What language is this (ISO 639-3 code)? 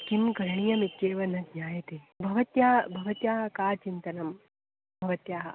san